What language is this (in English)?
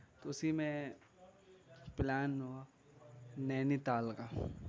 Urdu